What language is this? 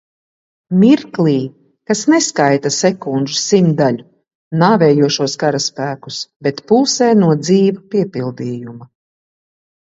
Latvian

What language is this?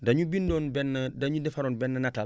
Wolof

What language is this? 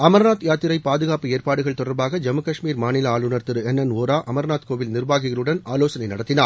Tamil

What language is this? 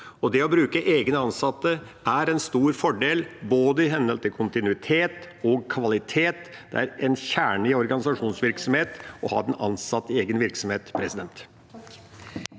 Norwegian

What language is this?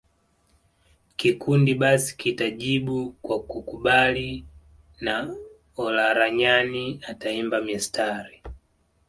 Swahili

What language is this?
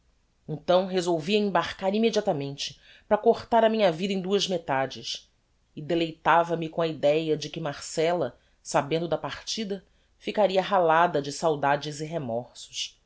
Portuguese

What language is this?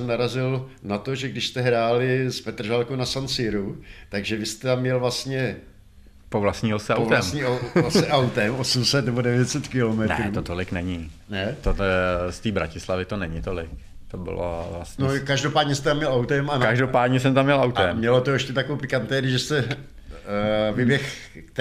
Czech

